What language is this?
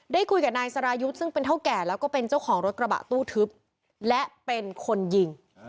Thai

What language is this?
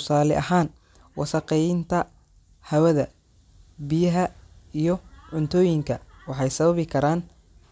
Somali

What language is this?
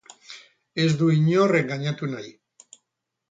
Basque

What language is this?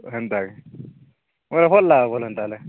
Odia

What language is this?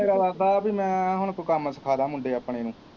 Punjabi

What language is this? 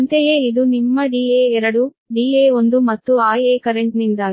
Kannada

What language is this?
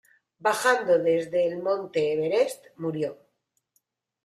Spanish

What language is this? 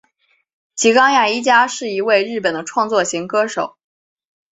Chinese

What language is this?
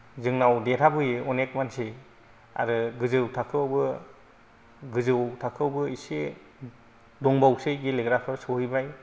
Bodo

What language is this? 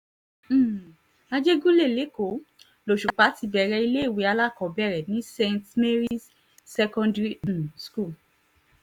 Yoruba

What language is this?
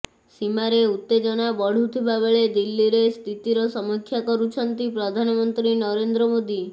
Odia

